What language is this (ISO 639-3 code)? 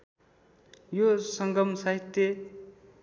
nep